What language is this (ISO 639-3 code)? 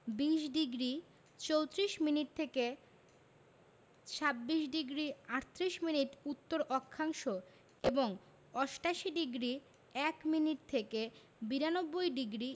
ben